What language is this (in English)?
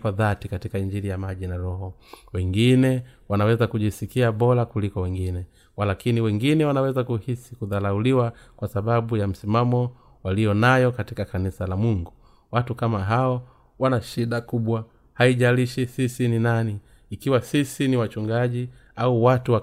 Swahili